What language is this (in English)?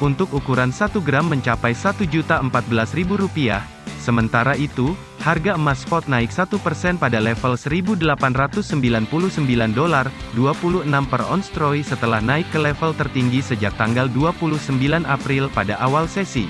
Indonesian